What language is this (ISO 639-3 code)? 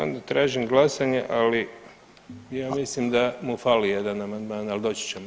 hrv